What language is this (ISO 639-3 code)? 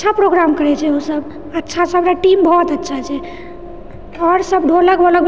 mai